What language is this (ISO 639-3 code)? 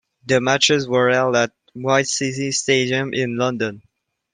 eng